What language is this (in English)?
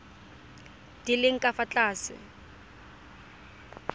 Tswana